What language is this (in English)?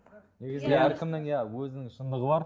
Kazakh